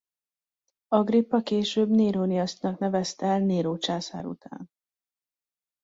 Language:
Hungarian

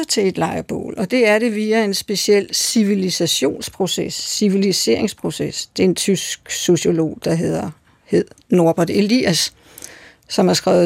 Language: Danish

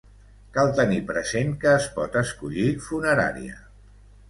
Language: Catalan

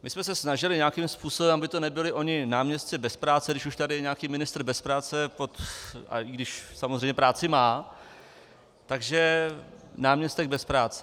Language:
Czech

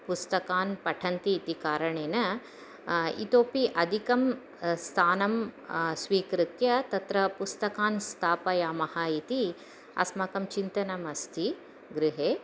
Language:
Sanskrit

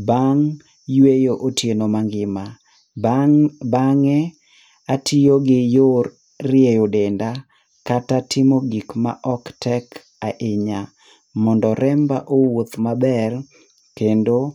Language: Luo (Kenya and Tanzania)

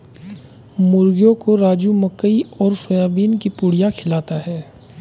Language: Hindi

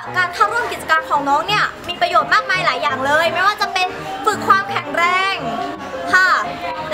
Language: Thai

